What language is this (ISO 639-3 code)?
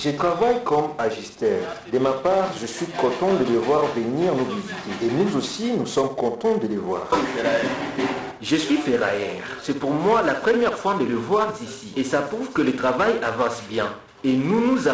fra